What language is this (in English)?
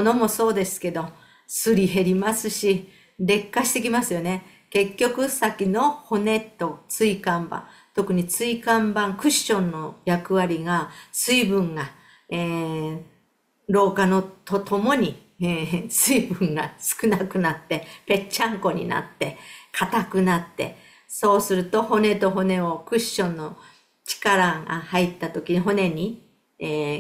Japanese